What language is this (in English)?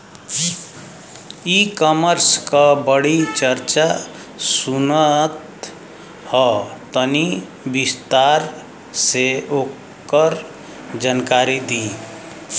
Bhojpuri